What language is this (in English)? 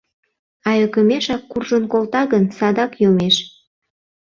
Mari